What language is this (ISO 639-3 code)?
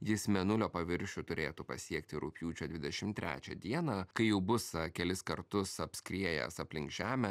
lit